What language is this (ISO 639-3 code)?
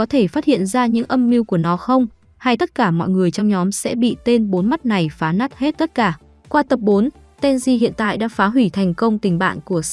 vie